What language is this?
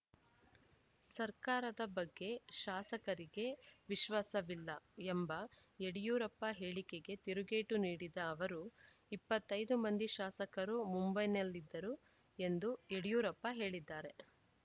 Kannada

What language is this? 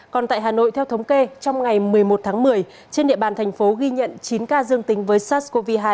Vietnamese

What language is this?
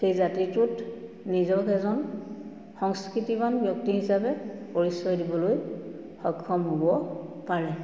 Assamese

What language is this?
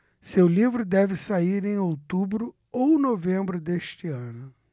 Portuguese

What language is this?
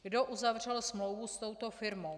Czech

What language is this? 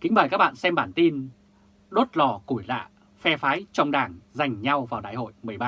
Vietnamese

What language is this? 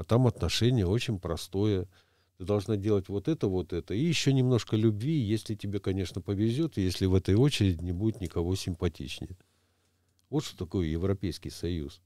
Russian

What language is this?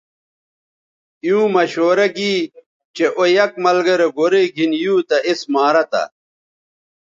Bateri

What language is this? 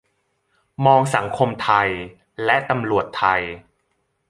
Thai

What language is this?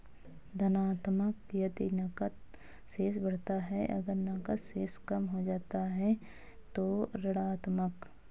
Hindi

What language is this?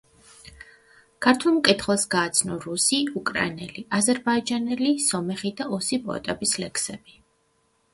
Georgian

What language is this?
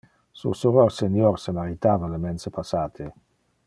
Interlingua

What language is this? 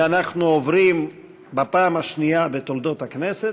Hebrew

